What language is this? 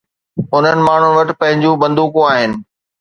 Sindhi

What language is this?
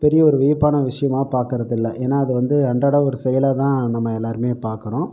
Tamil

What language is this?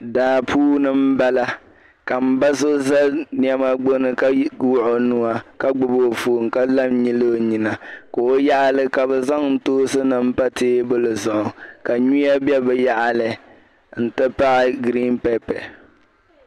Dagbani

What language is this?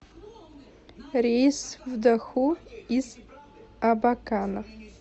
Russian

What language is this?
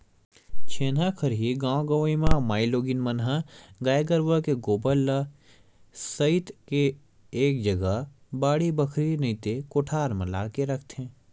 Chhattisgarhi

